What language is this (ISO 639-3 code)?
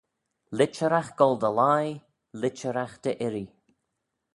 glv